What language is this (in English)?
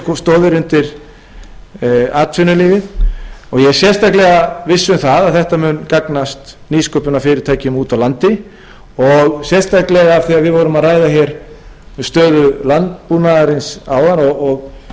Icelandic